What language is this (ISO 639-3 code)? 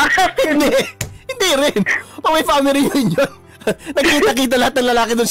fil